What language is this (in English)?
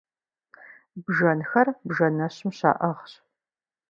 Kabardian